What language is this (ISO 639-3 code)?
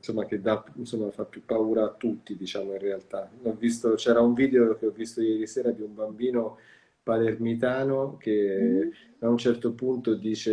ita